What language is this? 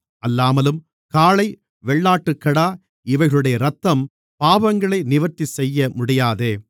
Tamil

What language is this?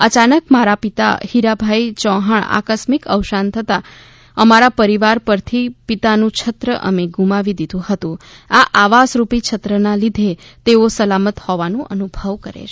Gujarati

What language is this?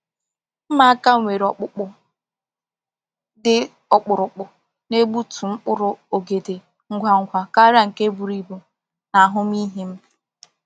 Igbo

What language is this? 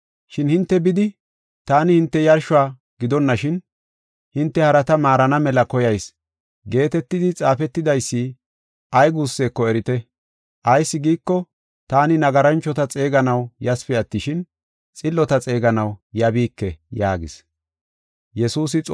Gofa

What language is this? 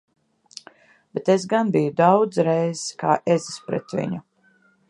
Latvian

